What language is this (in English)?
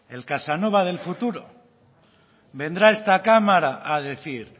Spanish